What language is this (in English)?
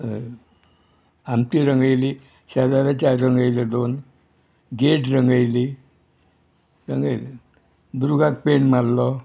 Konkani